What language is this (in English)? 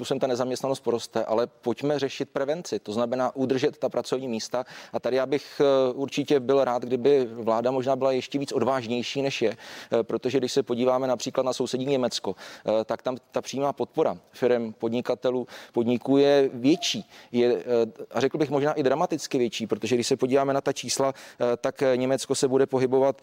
Czech